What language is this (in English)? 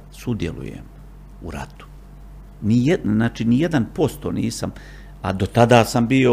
Croatian